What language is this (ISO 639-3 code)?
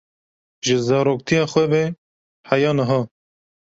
kur